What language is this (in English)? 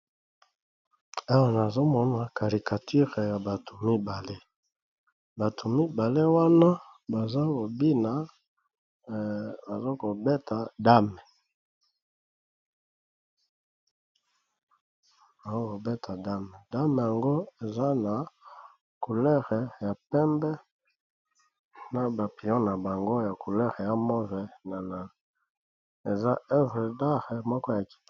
Lingala